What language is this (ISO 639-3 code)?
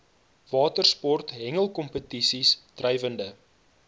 afr